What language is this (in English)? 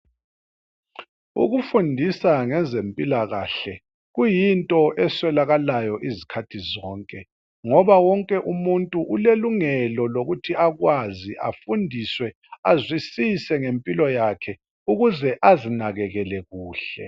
North Ndebele